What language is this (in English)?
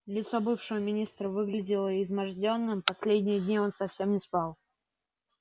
Russian